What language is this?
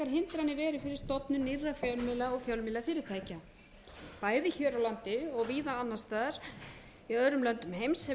Icelandic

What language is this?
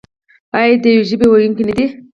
Pashto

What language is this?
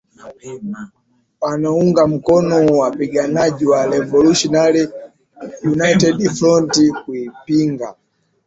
Swahili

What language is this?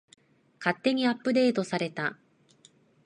Japanese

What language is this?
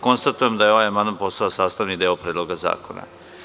Serbian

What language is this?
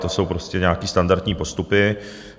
Czech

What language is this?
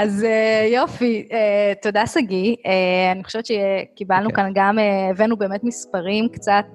Hebrew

